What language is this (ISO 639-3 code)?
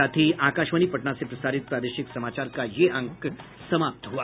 hin